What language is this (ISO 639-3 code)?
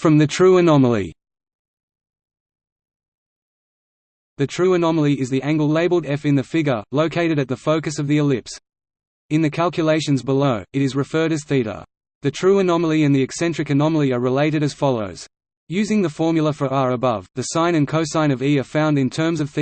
eng